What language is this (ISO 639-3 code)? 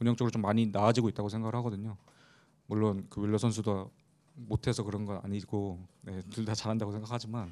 kor